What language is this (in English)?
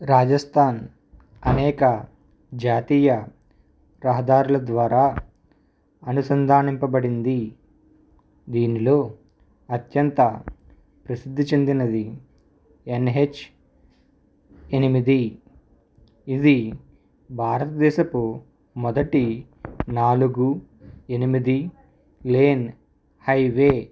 Telugu